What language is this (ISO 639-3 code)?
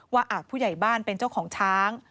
tha